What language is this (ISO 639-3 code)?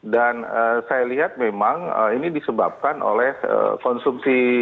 ind